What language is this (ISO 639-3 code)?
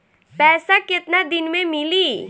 bho